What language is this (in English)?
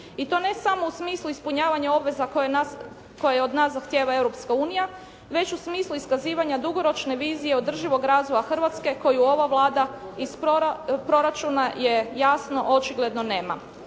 Croatian